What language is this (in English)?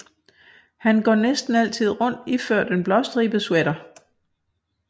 Danish